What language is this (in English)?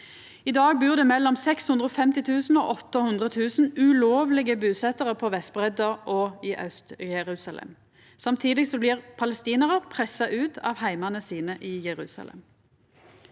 Norwegian